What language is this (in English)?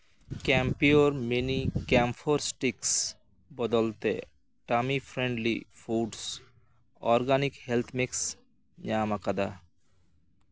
Santali